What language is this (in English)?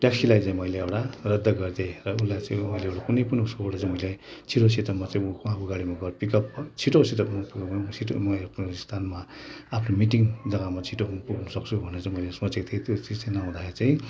Nepali